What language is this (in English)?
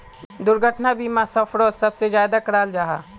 Magahi